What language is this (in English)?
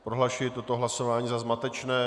Czech